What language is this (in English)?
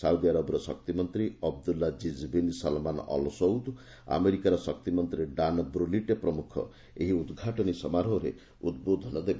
Odia